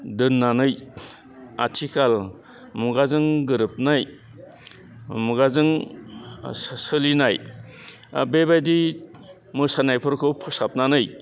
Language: Bodo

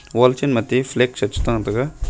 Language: Wancho Naga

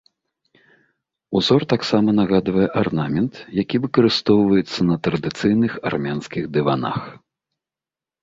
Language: Belarusian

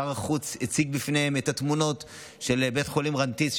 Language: Hebrew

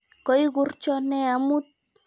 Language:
Kalenjin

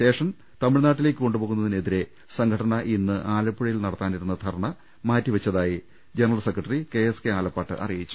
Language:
Malayalam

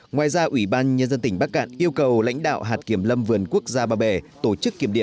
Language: Vietnamese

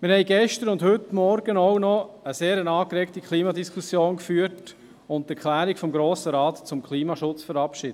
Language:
Swiss German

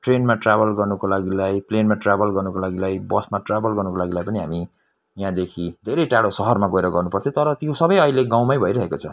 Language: Nepali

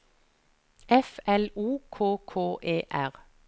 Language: Norwegian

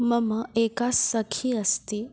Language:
Sanskrit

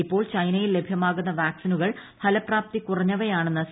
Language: Malayalam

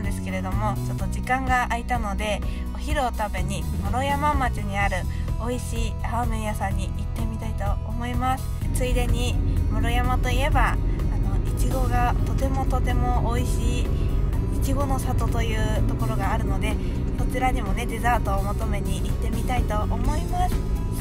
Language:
Japanese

